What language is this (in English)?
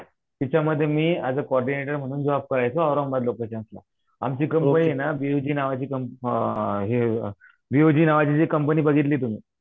Marathi